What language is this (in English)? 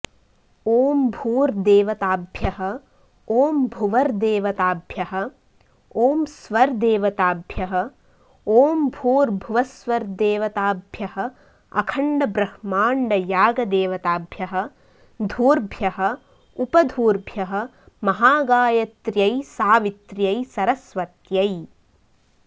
Sanskrit